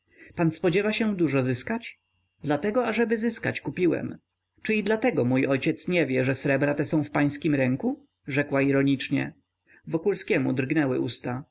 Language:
Polish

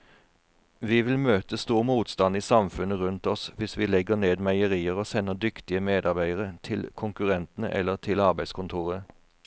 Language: Norwegian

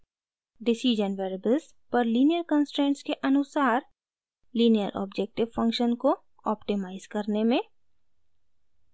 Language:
Hindi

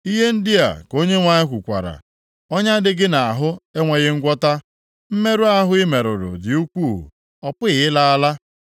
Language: Igbo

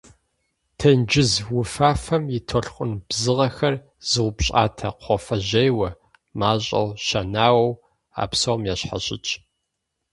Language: Kabardian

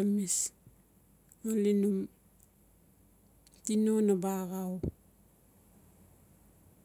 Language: Notsi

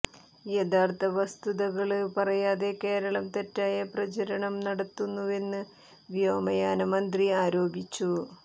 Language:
Malayalam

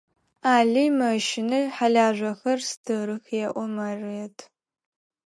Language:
Adyghe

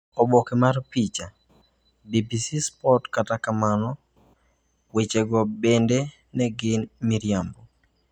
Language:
Luo (Kenya and Tanzania)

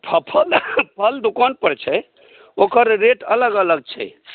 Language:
Maithili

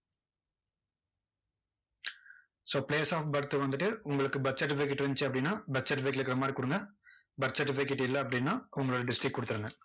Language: Tamil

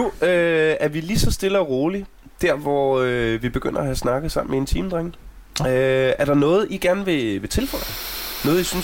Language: Danish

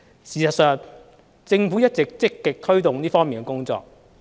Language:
Cantonese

